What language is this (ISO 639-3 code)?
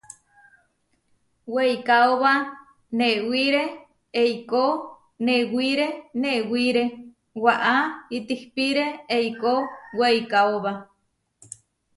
var